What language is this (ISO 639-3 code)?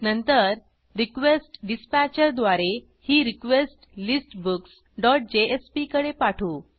mar